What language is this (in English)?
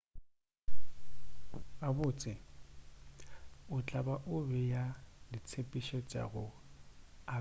Northern Sotho